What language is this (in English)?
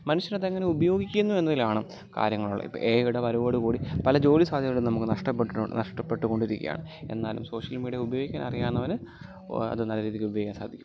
Malayalam